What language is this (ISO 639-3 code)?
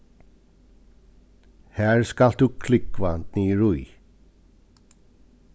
fao